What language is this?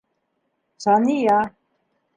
Bashkir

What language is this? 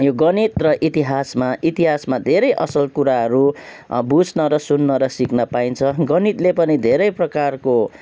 Nepali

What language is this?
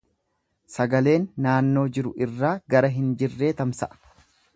Oromo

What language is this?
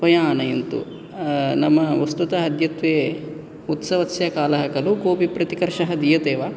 Sanskrit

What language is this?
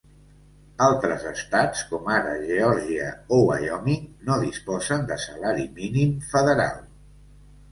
Catalan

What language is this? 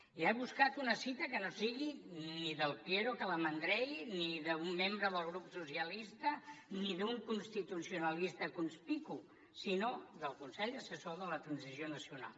Catalan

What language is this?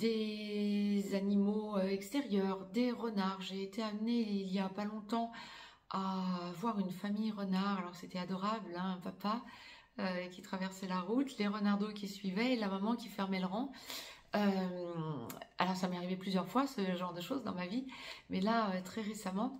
French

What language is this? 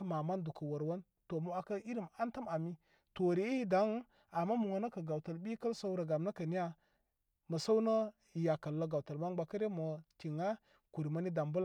Koma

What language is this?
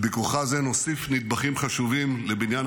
Hebrew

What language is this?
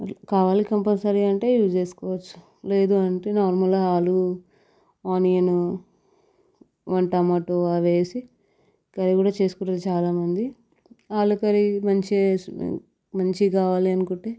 Telugu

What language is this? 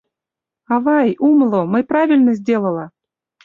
Mari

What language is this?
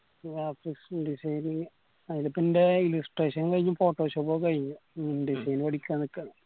Malayalam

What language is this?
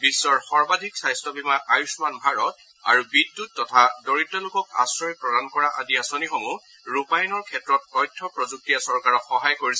Assamese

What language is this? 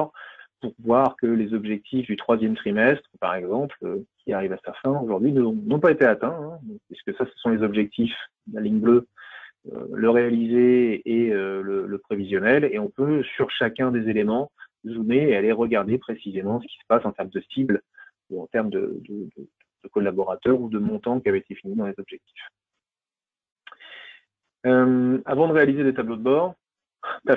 French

